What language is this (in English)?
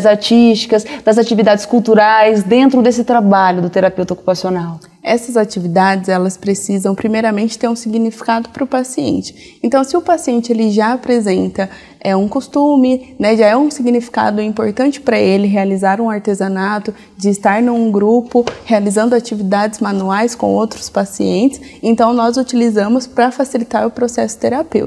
Portuguese